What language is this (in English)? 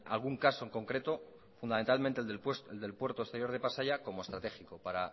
Spanish